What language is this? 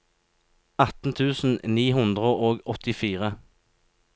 Norwegian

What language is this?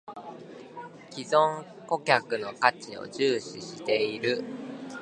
Japanese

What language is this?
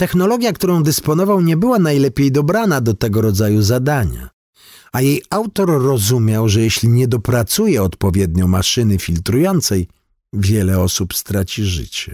Polish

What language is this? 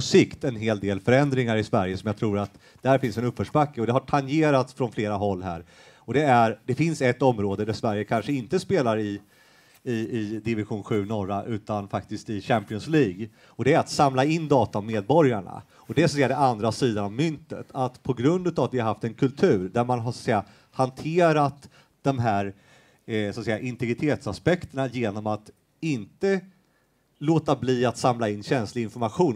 Swedish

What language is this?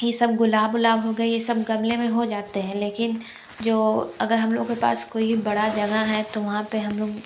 Hindi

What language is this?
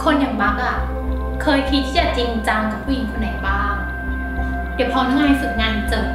Thai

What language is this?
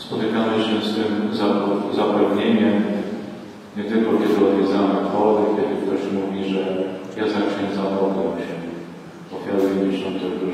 Polish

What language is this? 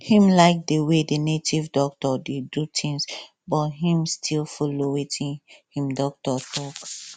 Nigerian Pidgin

